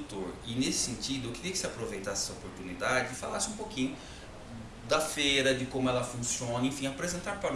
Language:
Portuguese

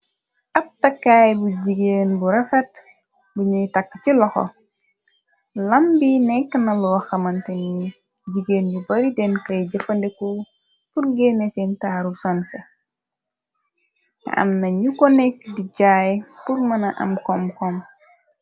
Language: Wolof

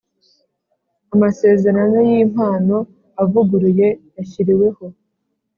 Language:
Kinyarwanda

